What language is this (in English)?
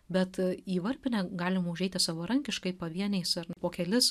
Lithuanian